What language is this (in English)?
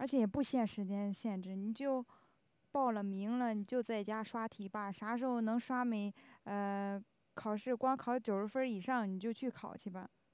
Chinese